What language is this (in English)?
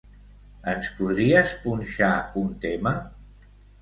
Catalan